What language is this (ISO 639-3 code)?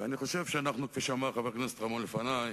heb